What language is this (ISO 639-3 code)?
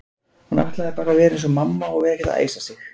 isl